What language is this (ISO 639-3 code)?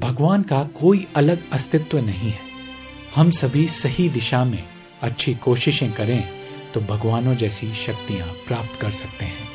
hin